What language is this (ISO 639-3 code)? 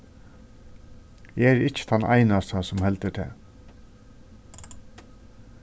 fao